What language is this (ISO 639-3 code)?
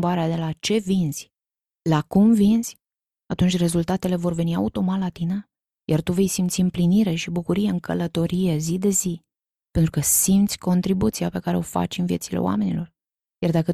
ron